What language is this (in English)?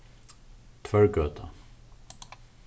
Faroese